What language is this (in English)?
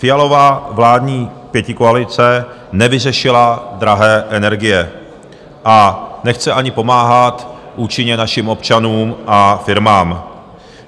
Czech